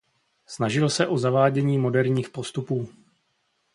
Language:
Czech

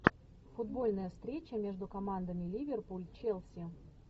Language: Russian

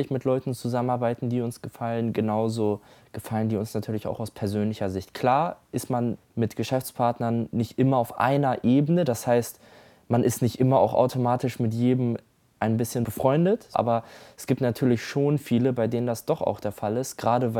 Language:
German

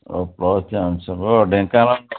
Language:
Odia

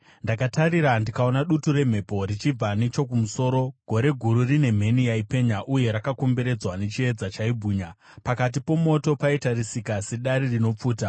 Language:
Shona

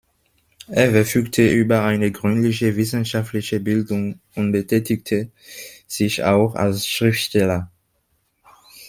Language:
German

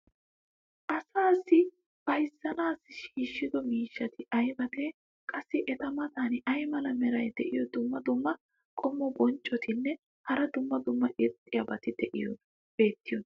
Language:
Wolaytta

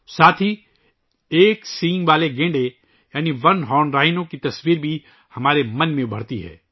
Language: Urdu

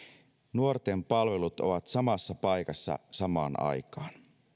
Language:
Finnish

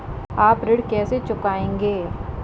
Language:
Hindi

